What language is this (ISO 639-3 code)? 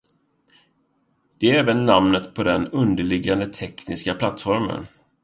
swe